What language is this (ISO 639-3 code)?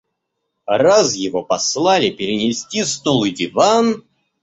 rus